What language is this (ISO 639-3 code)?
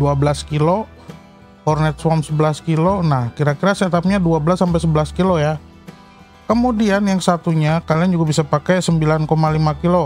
ind